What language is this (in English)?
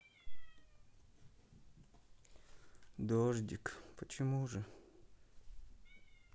Russian